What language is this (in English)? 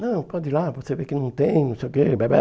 Portuguese